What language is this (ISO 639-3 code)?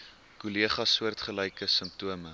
afr